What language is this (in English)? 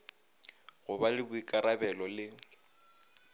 Northern Sotho